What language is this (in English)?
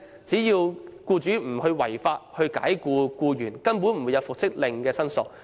Cantonese